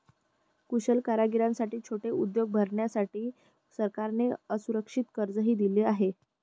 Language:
Marathi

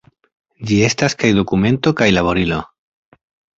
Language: Esperanto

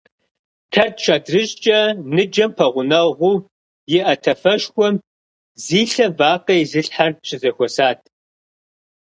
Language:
Kabardian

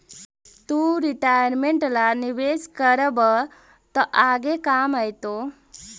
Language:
Magahi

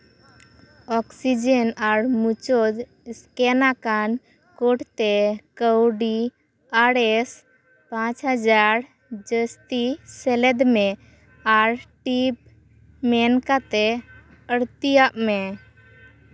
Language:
Santali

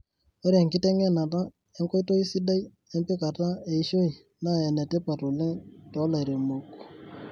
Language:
Masai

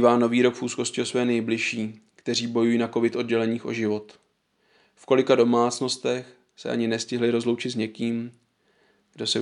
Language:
Czech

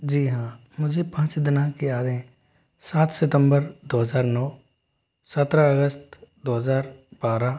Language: Hindi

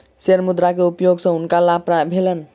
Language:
Maithili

